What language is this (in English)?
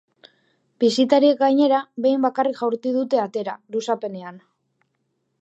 Basque